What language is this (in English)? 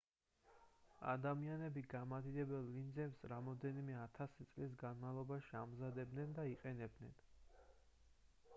Georgian